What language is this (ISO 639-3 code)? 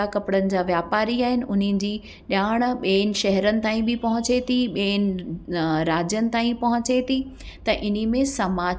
snd